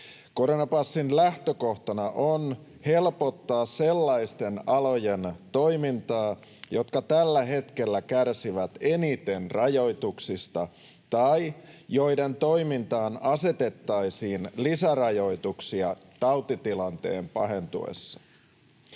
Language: Finnish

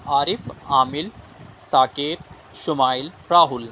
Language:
Urdu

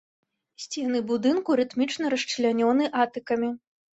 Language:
Belarusian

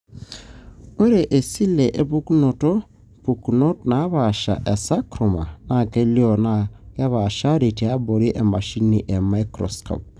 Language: Masai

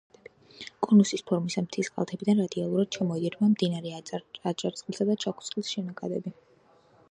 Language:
Georgian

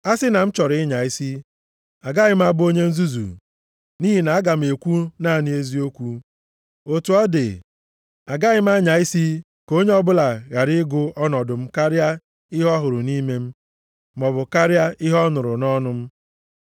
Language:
Igbo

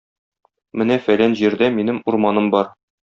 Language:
Tatar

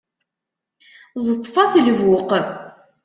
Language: Kabyle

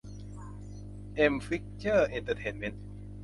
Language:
Thai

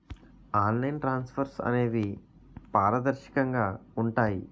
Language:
Telugu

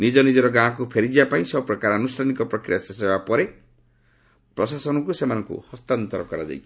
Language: Odia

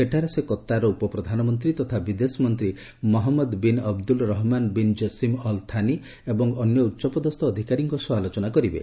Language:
Odia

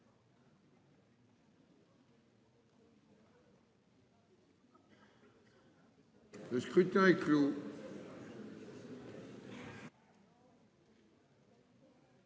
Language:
French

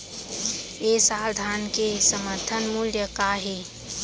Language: Chhattisgarhi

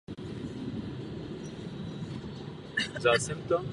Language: Czech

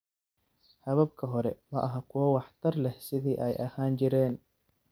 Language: Somali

